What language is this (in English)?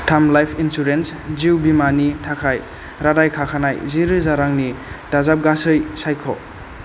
Bodo